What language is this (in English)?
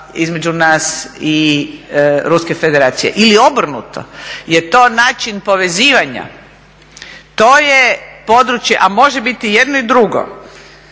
Croatian